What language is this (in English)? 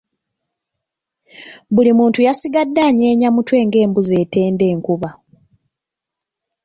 Ganda